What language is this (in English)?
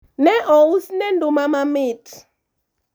Luo (Kenya and Tanzania)